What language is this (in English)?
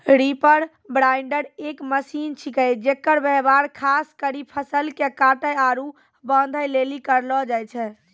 Maithili